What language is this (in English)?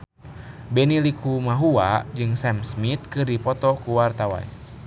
Sundanese